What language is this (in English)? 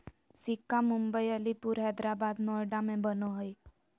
Magahi